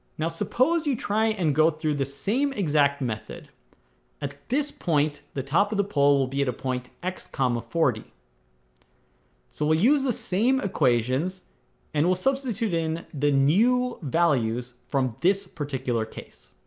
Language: English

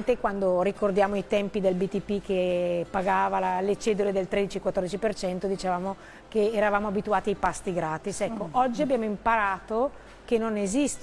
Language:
Italian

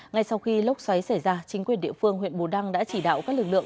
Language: Vietnamese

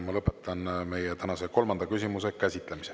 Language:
Estonian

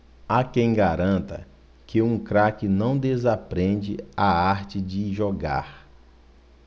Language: Portuguese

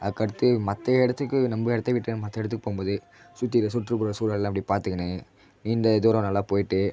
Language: Tamil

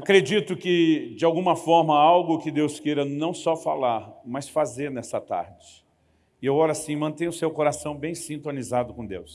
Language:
Portuguese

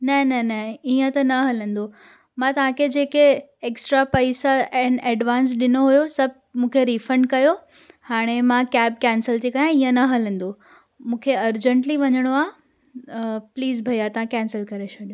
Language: Sindhi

